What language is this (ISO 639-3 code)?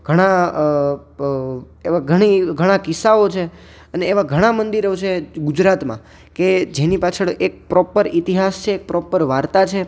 guj